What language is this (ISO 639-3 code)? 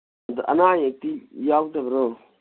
mni